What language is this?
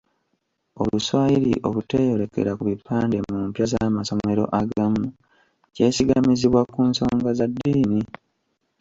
Ganda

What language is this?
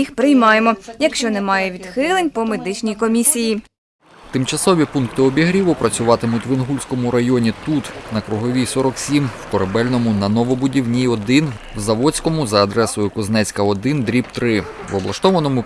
Ukrainian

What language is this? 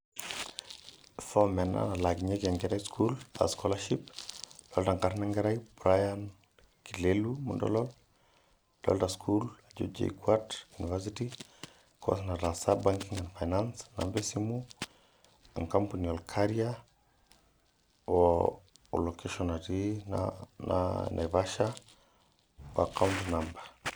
Masai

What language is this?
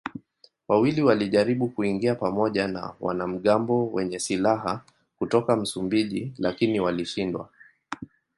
Swahili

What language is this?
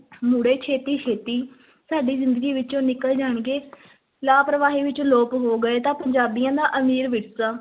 Punjabi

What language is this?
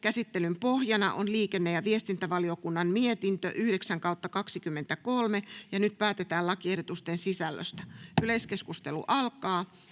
Finnish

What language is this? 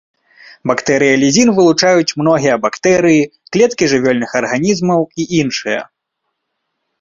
Belarusian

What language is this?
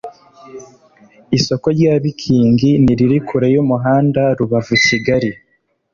Kinyarwanda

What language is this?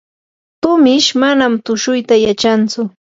Yanahuanca Pasco Quechua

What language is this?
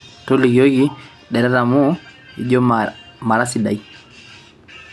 Masai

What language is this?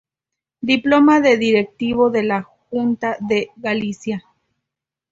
Spanish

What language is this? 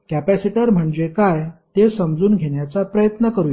Marathi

